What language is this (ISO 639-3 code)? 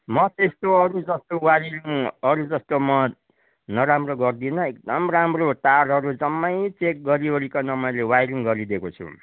nep